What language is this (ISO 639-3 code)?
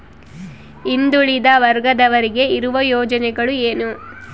kan